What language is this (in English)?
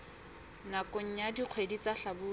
Southern Sotho